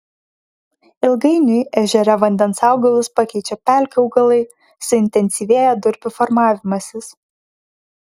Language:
Lithuanian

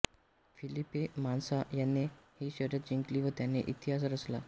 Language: Marathi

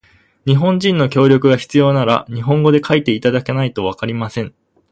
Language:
Japanese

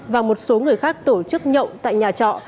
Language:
Vietnamese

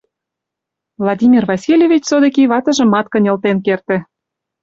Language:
Mari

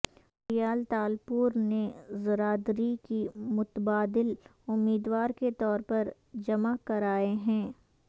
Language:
Urdu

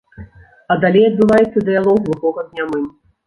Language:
Belarusian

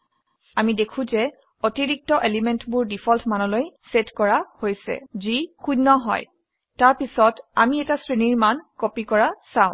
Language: Assamese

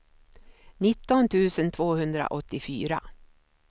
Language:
Swedish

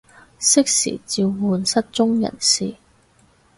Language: Cantonese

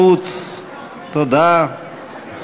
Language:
Hebrew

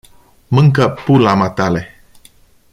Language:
Romanian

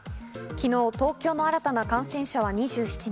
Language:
Japanese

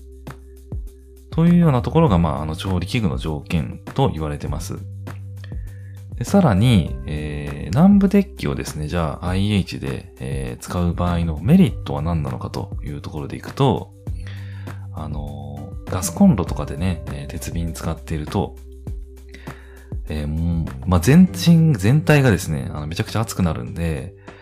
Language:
Japanese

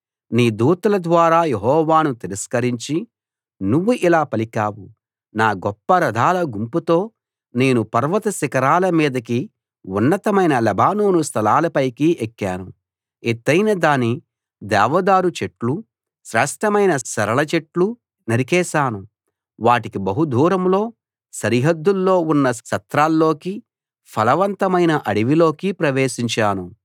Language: Telugu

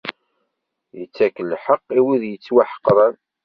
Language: Kabyle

